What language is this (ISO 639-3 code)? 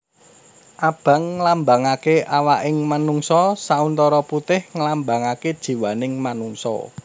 jav